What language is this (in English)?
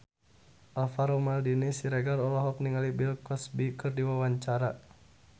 Sundanese